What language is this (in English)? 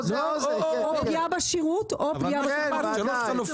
Hebrew